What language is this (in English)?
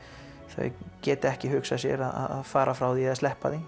Icelandic